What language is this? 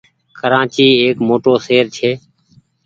Goaria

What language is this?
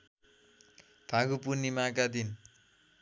Nepali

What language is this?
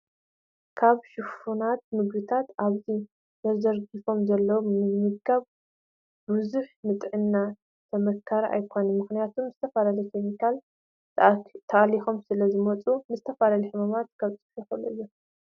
Tigrinya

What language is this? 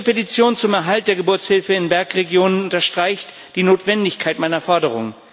German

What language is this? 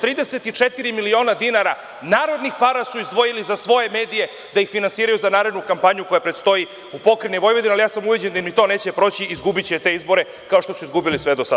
Serbian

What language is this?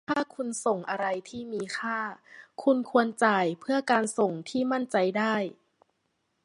Thai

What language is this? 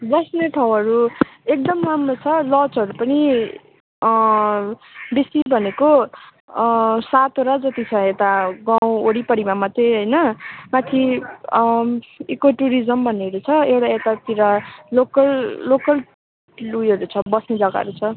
Nepali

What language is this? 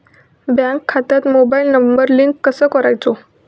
Marathi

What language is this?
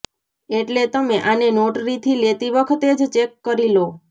Gujarati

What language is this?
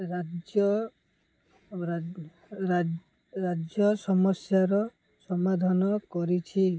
Odia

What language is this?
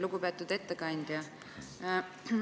Estonian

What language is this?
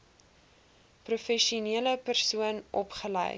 Afrikaans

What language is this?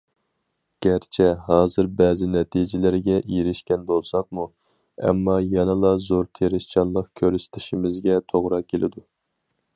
Uyghur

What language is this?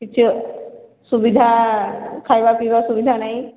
Odia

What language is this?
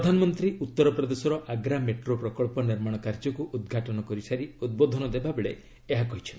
Odia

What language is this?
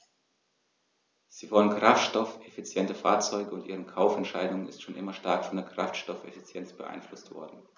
German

